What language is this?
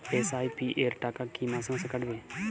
Bangla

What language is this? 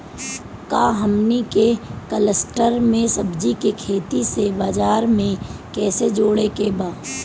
Bhojpuri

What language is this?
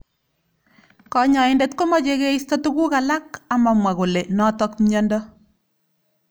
Kalenjin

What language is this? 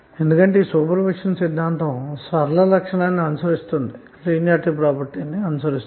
Telugu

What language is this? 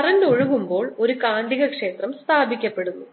Malayalam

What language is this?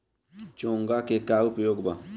Bhojpuri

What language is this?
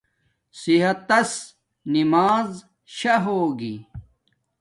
Domaaki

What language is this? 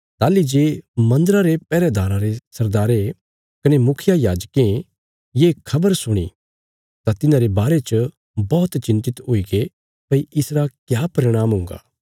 Bilaspuri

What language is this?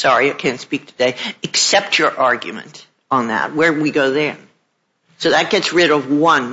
English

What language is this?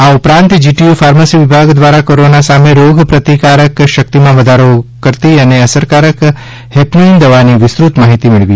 Gujarati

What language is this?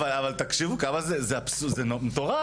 Hebrew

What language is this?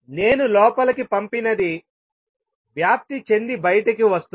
Telugu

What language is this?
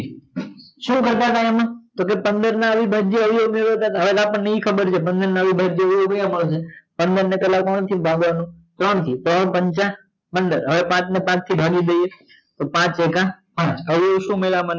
Gujarati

